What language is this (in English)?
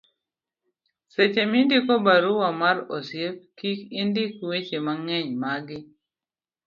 Luo (Kenya and Tanzania)